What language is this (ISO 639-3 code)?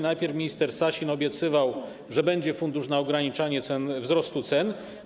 pol